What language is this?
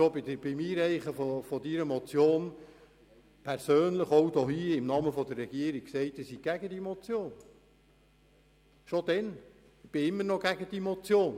Swiss German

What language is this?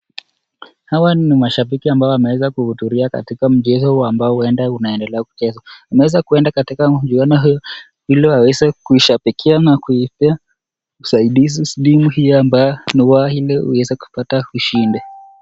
Swahili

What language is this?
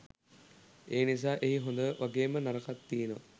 Sinhala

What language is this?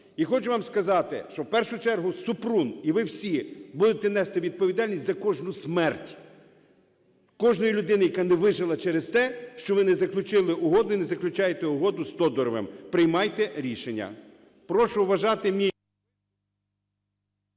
Ukrainian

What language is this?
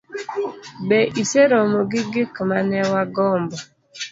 Luo (Kenya and Tanzania)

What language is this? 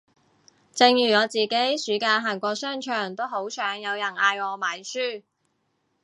Cantonese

